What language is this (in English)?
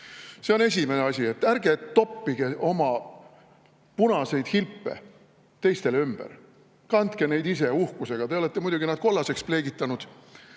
Estonian